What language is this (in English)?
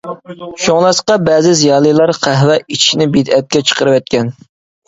Uyghur